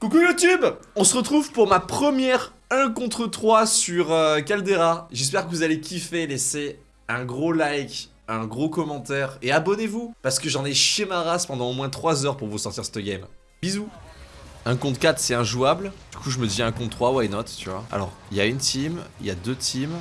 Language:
French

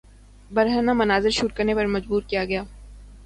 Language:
Urdu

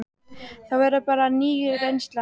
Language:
Icelandic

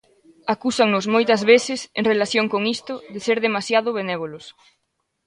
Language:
Galician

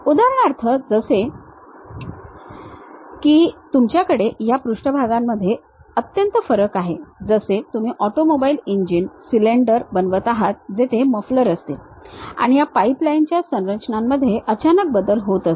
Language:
Marathi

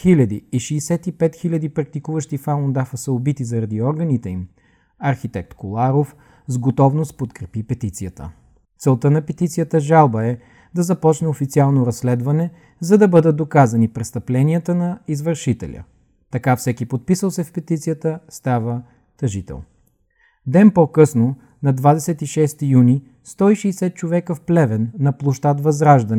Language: Bulgarian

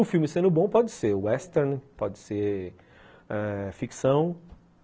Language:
Portuguese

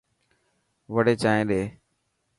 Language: Dhatki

